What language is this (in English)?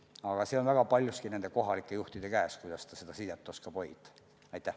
Estonian